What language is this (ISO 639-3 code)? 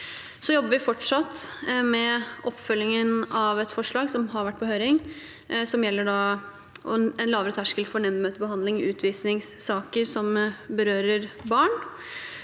nor